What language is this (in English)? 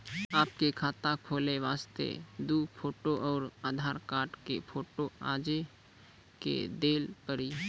Maithili